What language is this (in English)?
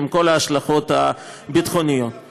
Hebrew